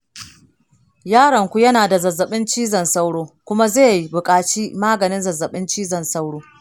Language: Hausa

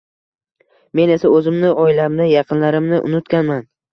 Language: Uzbek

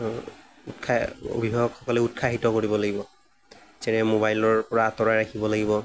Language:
Assamese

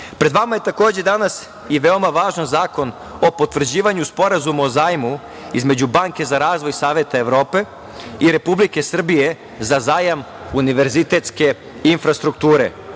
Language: Serbian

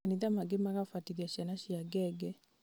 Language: Kikuyu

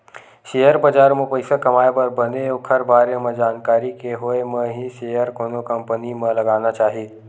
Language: Chhattisgarhi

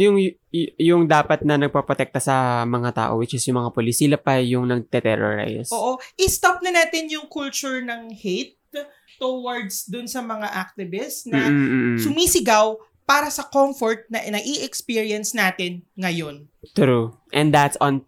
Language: Filipino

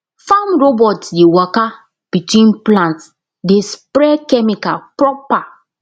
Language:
Nigerian Pidgin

